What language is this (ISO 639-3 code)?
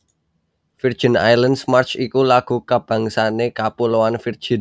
jav